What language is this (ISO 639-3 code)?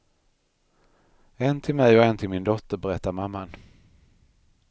swe